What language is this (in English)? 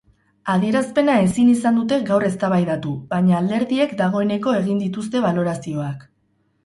Basque